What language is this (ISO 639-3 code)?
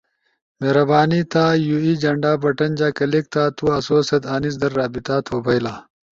ush